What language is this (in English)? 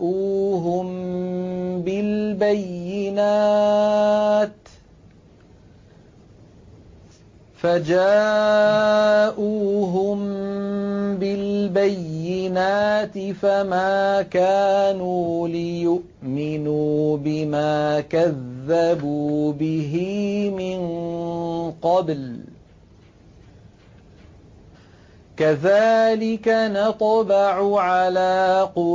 Arabic